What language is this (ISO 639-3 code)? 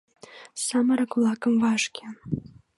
chm